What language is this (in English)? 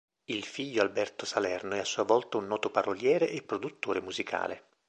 Italian